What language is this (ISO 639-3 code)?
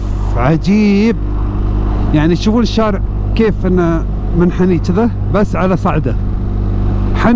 ara